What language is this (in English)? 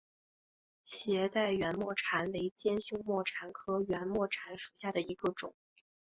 Chinese